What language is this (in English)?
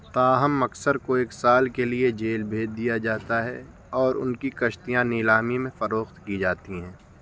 Urdu